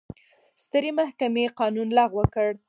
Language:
Pashto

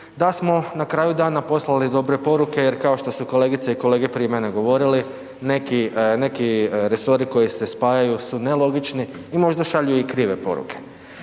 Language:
Croatian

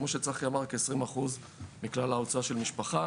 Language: Hebrew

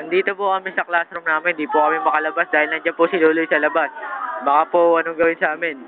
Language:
Filipino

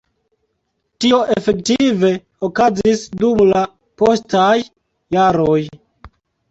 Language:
Esperanto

